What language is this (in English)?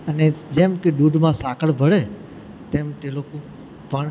Gujarati